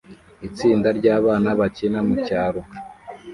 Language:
Kinyarwanda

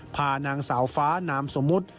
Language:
Thai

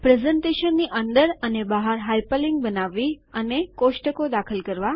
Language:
Gujarati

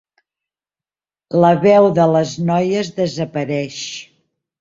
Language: Catalan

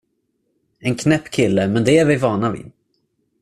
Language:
Swedish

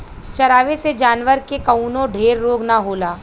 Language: Bhojpuri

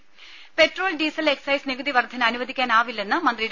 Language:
Malayalam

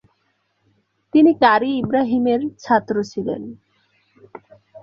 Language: Bangla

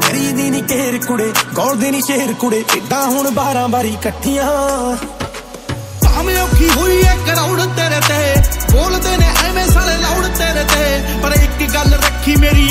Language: Punjabi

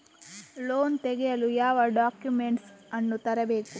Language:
Kannada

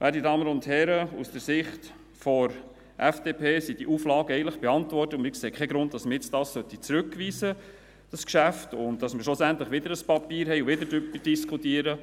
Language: Swiss German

